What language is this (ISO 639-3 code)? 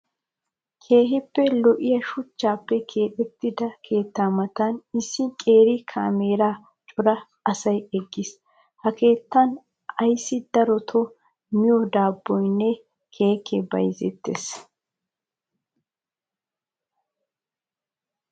wal